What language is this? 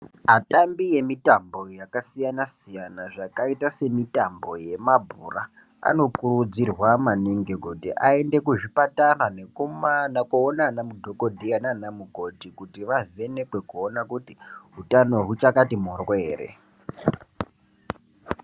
Ndau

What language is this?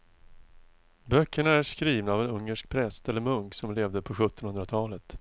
Swedish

